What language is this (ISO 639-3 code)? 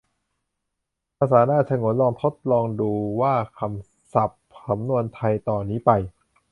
tha